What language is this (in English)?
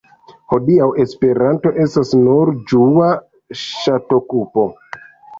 Esperanto